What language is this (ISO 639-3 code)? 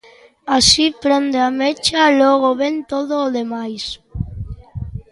glg